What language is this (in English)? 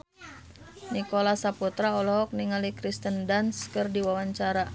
Sundanese